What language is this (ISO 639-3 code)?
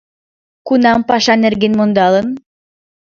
chm